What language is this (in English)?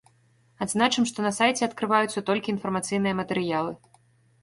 Belarusian